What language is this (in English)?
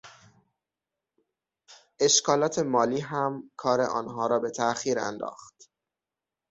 Persian